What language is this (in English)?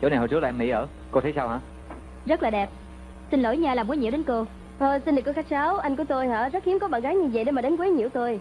Vietnamese